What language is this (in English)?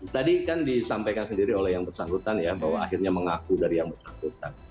Indonesian